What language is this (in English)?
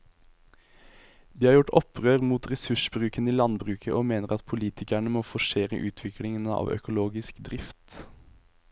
Norwegian